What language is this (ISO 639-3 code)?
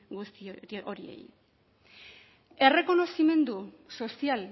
eus